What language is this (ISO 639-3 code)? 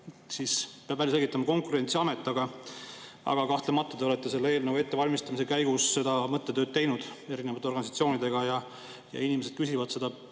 est